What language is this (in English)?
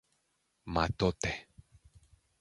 Greek